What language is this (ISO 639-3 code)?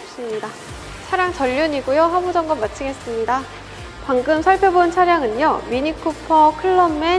kor